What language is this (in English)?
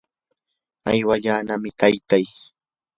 Yanahuanca Pasco Quechua